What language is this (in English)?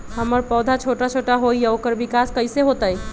Magahi